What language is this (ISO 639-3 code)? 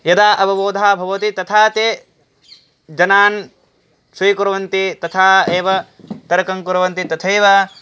san